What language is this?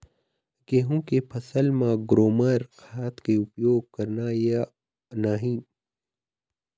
Chhattisgarhi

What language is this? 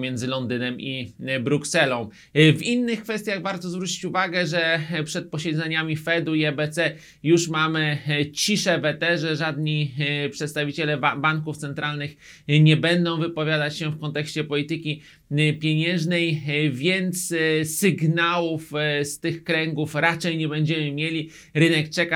Polish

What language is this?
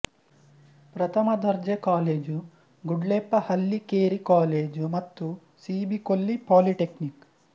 Kannada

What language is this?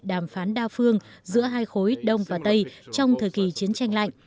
Vietnamese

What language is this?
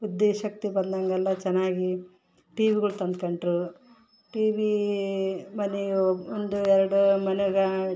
Kannada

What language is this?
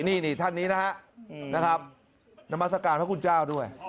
Thai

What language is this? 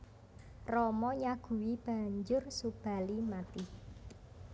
Javanese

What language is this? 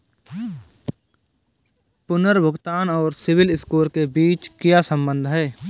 Hindi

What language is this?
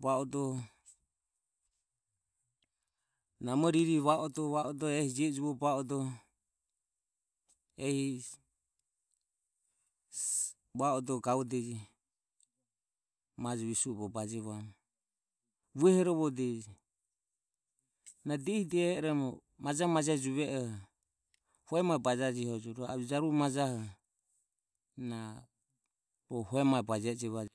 Ömie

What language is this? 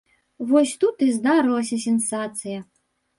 Belarusian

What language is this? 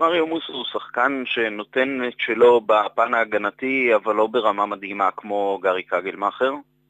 Hebrew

